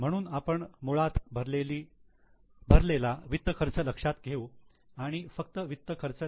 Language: Marathi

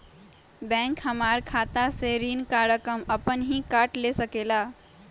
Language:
Magahi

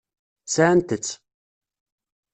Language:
Kabyle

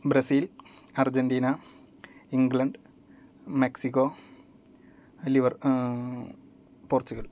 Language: Sanskrit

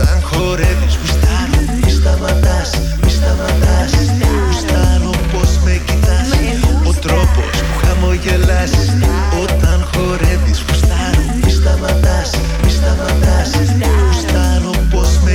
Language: Greek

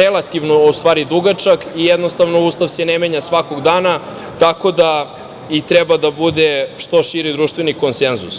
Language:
Serbian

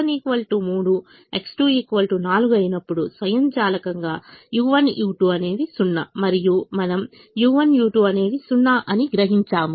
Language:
Telugu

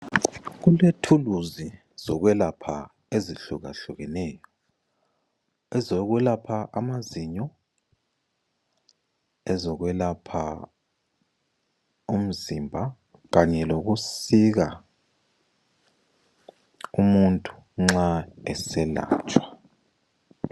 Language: North Ndebele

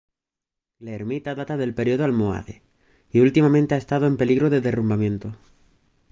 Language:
Spanish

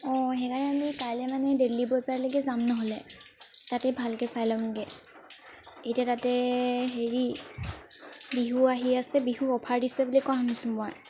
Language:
Assamese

